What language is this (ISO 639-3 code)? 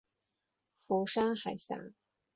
zho